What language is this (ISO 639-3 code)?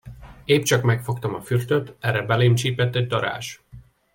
hun